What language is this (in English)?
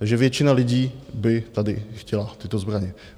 Czech